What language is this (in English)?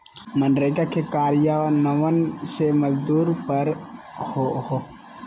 Magahi